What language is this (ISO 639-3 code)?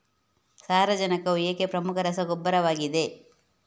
kan